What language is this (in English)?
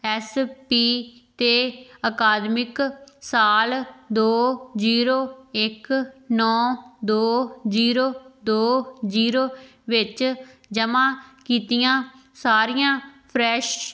Punjabi